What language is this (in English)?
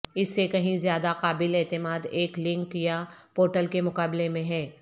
Urdu